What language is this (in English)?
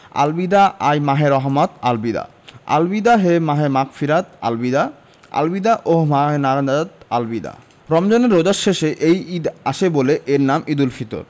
Bangla